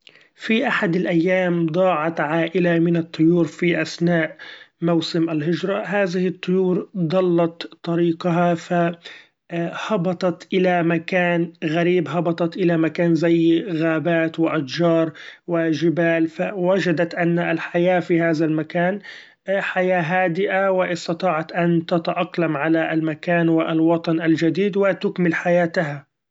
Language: Gulf Arabic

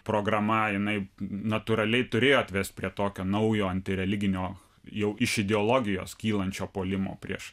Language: Lithuanian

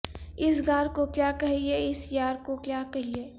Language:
Urdu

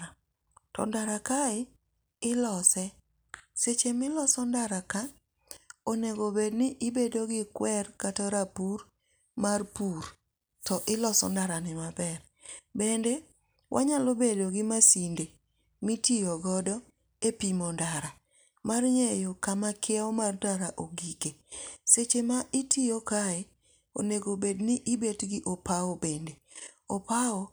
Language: Luo (Kenya and Tanzania)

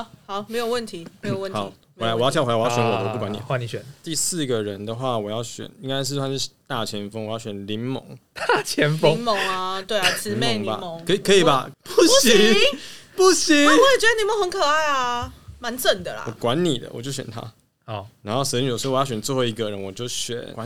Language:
Chinese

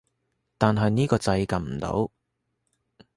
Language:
Cantonese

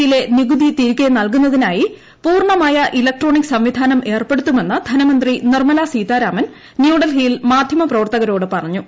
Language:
Malayalam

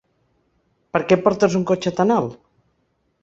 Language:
Catalan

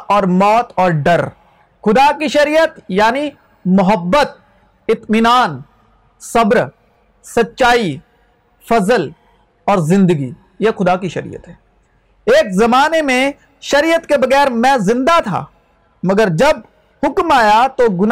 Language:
Urdu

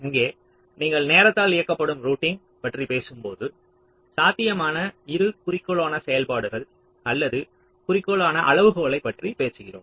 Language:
Tamil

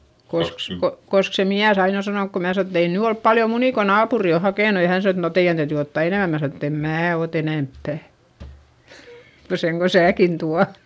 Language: Finnish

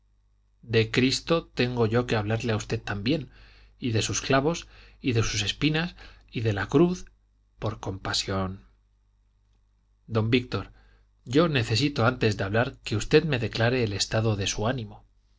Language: Spanish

